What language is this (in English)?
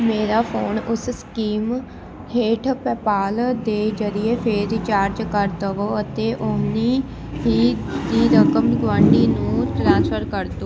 Punjabi